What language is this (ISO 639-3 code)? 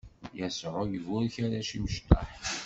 kab